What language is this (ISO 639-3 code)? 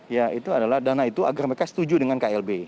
ind